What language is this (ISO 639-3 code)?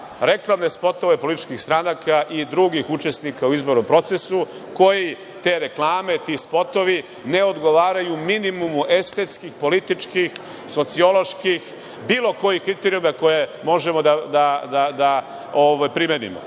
srp